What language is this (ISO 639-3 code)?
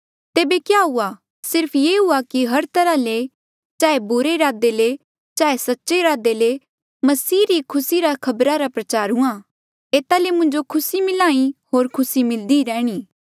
mjl